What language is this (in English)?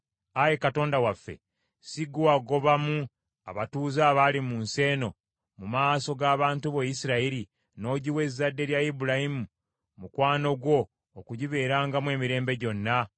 Ganda